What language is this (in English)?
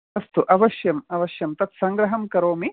Sanskrit